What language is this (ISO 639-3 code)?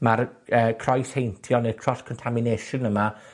cym